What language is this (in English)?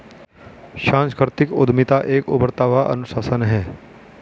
Hindi